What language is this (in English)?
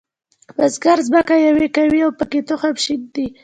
Pashto